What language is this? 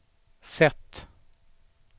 Swedish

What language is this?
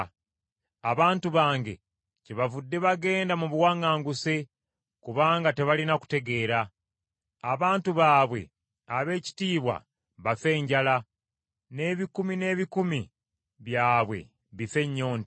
Ganda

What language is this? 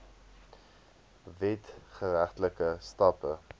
Afrikaans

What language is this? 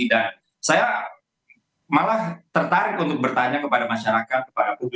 Indonesian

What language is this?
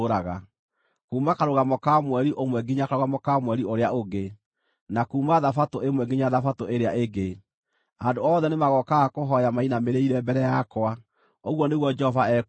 Kikuyu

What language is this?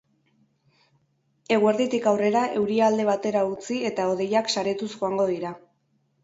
Basque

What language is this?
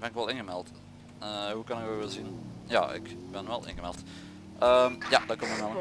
Dutch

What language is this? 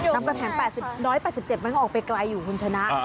Thai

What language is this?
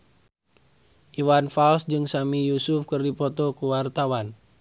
Sundanese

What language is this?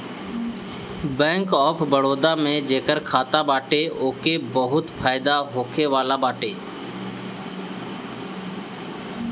Bhojpuri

